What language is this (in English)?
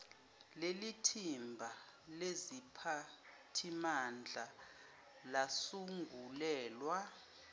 Zulu